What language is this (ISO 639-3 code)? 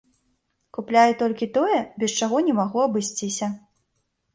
bel